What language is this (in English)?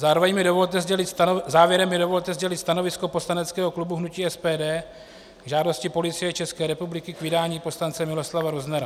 Czech